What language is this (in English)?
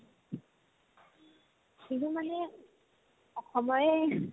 Assamese